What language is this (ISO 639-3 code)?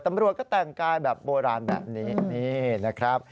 tha